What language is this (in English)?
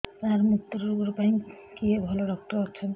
Odia